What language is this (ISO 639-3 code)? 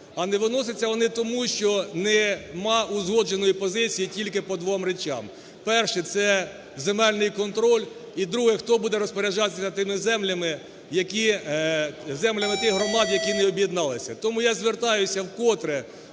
ukr